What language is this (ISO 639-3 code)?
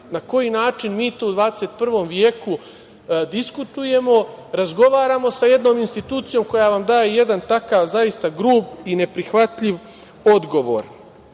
srp